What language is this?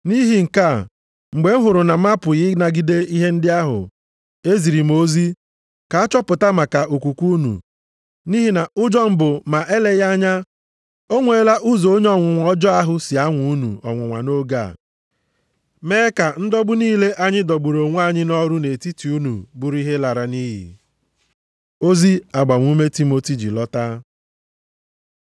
Igbo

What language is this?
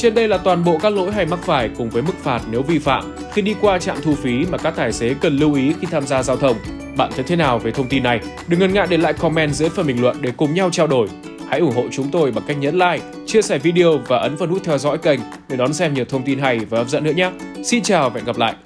Vietnamese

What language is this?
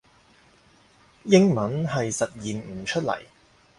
Cantonese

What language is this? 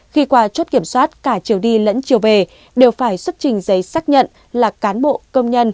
Vietnamese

